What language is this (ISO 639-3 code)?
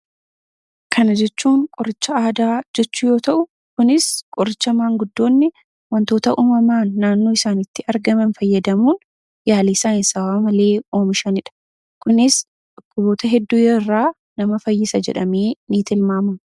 orm